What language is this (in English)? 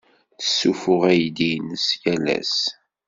Kabyle